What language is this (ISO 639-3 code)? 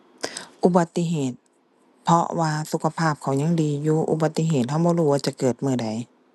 tha